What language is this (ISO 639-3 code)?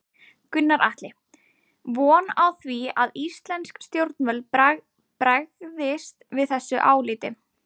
isl